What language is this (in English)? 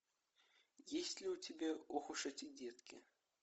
Russian